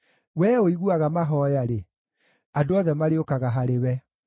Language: Kikuyu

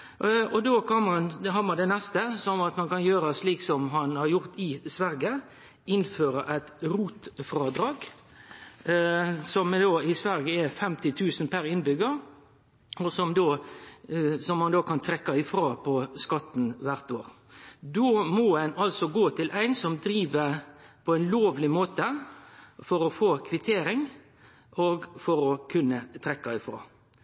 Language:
Norwegian Nynorsk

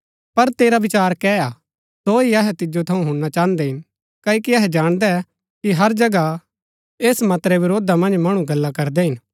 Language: Gaddi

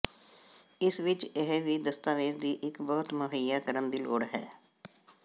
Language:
Punjabi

